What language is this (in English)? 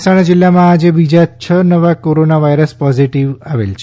Gujarati